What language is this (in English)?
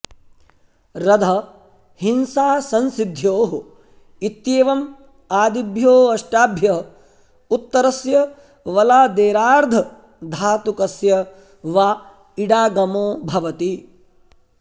Sanskrit